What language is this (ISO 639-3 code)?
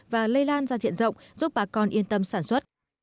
vie